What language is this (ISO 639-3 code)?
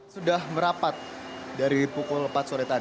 ind